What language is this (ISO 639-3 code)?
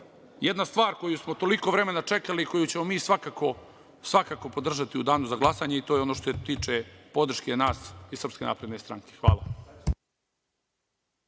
srp